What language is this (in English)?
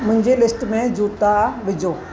Sindhi